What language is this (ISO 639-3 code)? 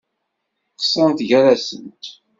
kab